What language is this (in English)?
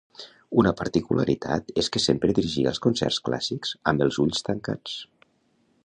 Catalan